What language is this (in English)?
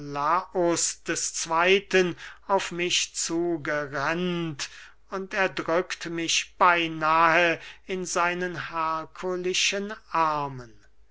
German